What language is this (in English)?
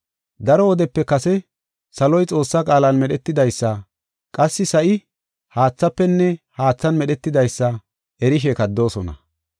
Gofa